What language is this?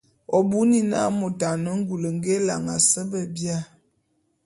Bulu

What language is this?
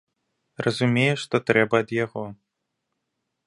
Belarusian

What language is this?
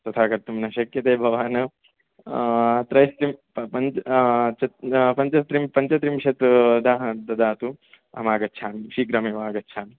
Sanskrit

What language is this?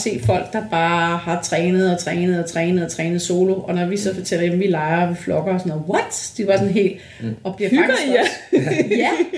Danish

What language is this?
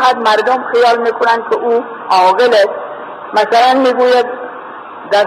Persian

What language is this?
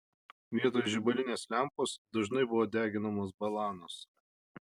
Lithuanian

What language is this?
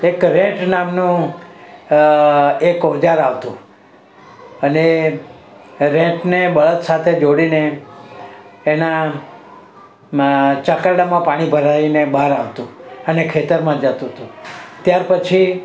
Gujarati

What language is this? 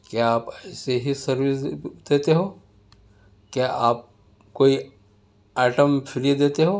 Urdu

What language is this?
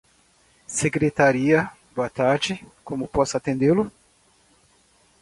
Portuguese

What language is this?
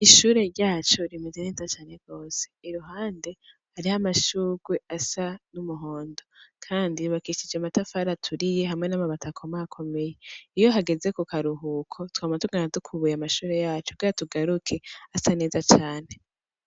Rundi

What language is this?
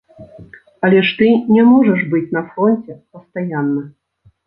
Belarusian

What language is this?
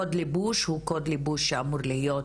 Hebrew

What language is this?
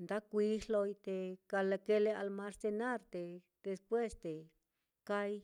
Mitlatongo Mixtec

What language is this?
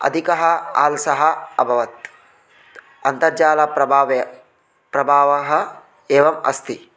Sanskrit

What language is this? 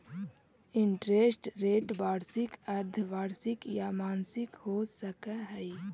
Magahi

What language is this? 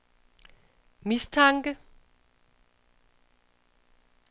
Danish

